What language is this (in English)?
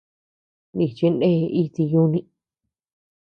Tepeuxila Cuicatec